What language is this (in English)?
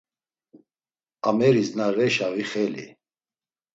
Laz